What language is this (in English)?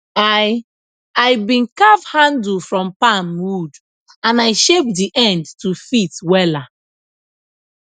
Nigerian Pidgin